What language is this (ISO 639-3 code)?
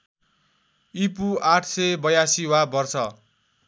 nep